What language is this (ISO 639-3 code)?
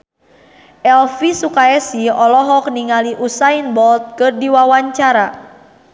sun